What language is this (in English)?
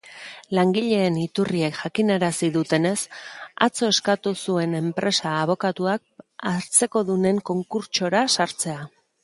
Basque